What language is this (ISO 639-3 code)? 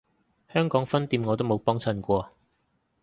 yue